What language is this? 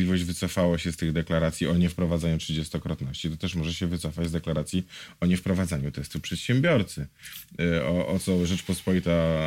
Polish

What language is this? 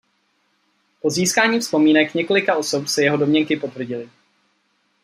Czech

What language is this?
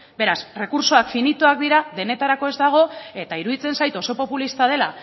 Basque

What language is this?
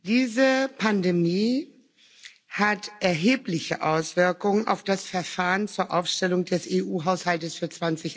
German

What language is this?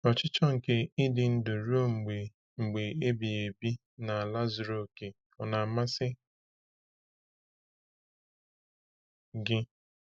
Igbo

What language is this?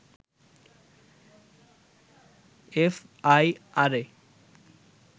Bangla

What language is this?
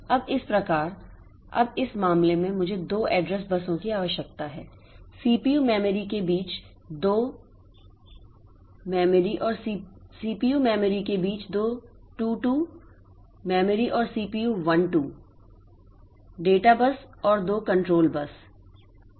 Hindi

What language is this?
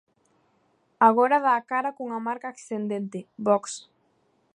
Galician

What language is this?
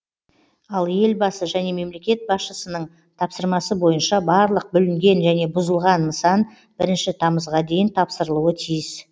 Kazakh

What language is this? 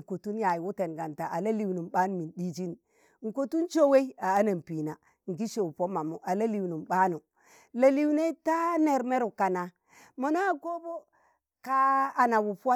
Tangale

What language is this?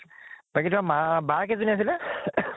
Assamese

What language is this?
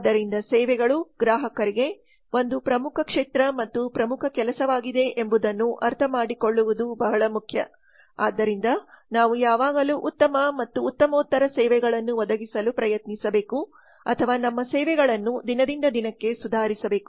Kannada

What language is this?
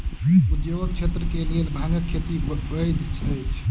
Maithili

